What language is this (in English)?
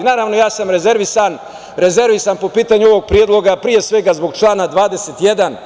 Serbian